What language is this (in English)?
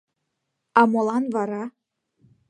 Mari